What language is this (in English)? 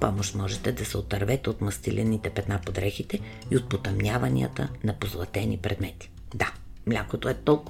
Bulgarian